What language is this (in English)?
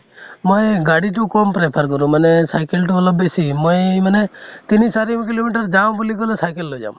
Assamese